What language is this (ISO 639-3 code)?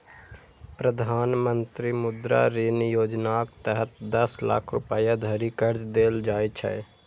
mai